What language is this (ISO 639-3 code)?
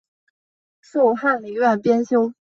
zho